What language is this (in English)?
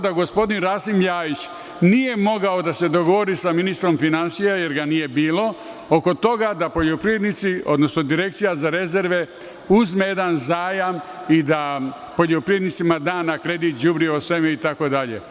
Serbian